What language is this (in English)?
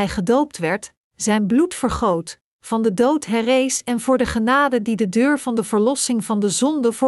Dutch